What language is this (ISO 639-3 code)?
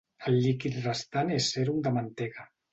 cat